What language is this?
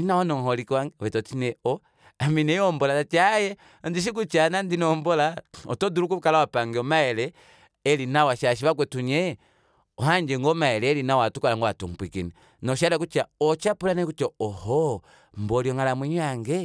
Kuanyama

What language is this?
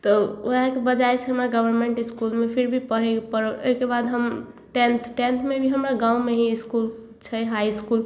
Maithili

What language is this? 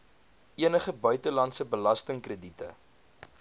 Afrikaans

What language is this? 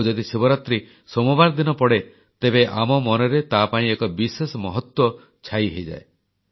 Odia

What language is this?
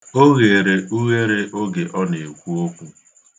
Igbo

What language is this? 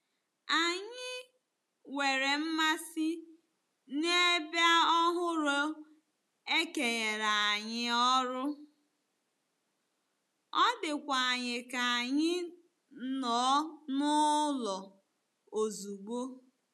Igbo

